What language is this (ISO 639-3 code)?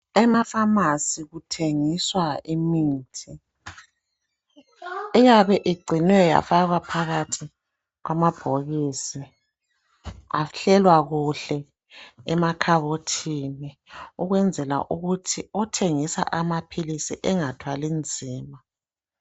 nde